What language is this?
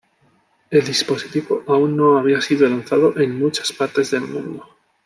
Spanish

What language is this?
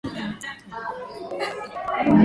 Swahili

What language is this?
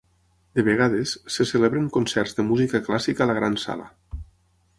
Catalan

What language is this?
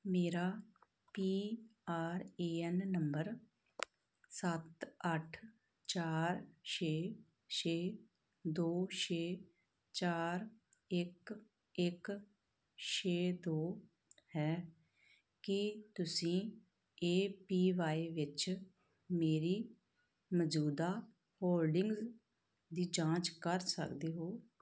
Punjabi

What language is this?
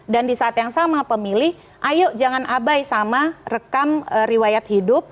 Indonesian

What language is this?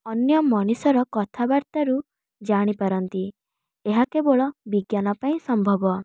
Odia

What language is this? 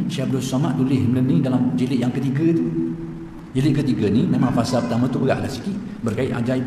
Malay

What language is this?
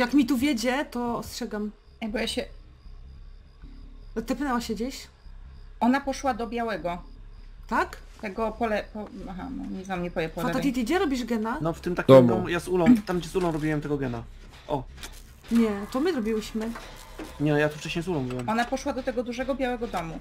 Polish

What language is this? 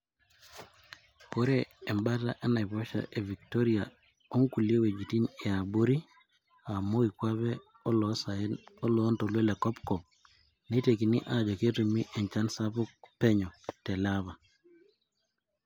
Masai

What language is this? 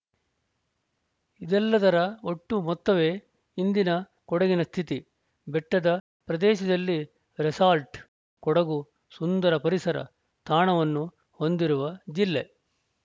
Kannada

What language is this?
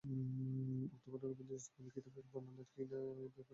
Bangla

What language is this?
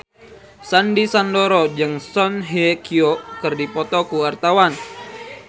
Sundanese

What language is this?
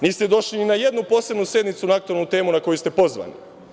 Serbian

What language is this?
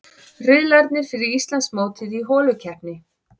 Icelandic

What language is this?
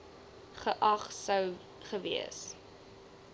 Afrikaans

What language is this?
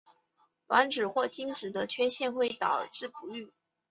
Chinese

